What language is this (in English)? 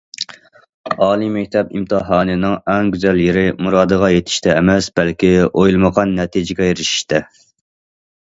Uyghur